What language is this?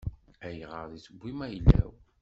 Kabyle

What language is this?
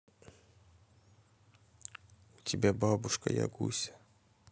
Russian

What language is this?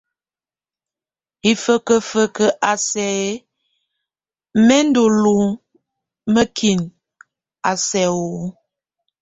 Tunen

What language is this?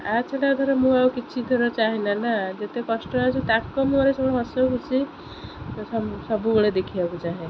Odia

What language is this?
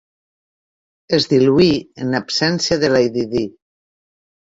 Catalan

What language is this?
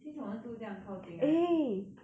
English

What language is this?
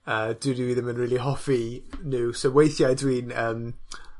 Welsh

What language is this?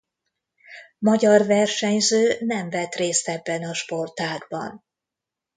Hungarian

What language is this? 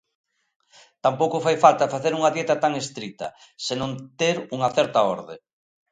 Galician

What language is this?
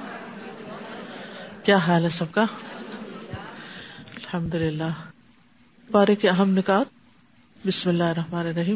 Urdu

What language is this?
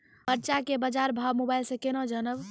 Maithili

